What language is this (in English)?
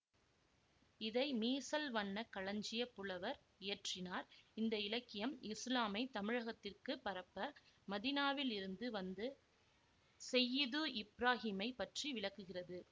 Tamil